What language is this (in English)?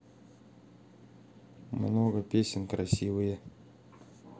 Russian